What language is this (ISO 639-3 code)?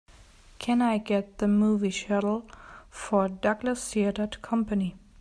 eng